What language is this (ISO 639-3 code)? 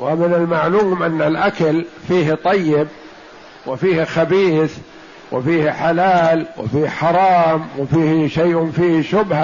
ara